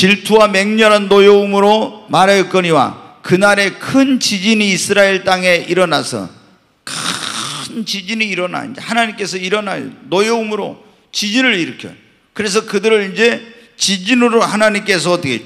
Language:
Korean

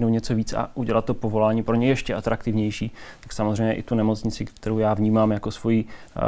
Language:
Czech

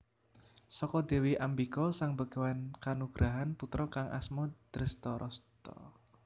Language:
Javanese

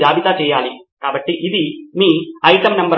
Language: Telugu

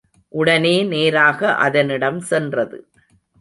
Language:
Tamil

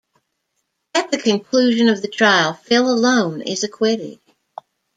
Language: English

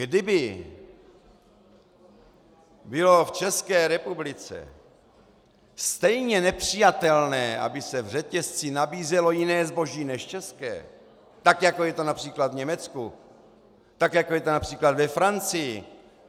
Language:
Czech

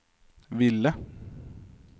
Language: Norwegian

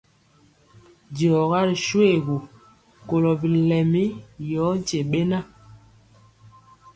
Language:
Mpiemo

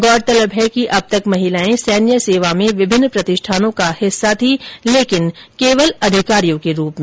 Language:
Hindi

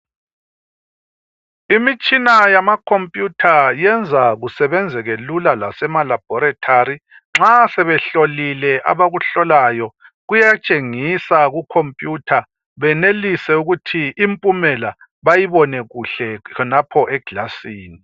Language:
North Ndebele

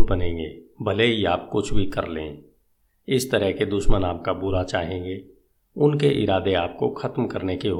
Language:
Hindi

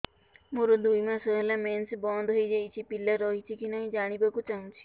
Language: Odia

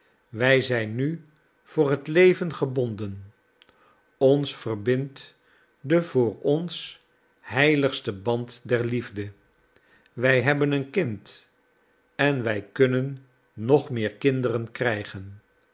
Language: Dutch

